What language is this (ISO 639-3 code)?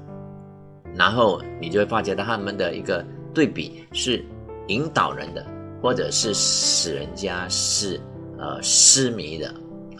zho